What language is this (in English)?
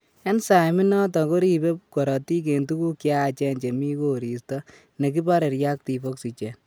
Kalenjin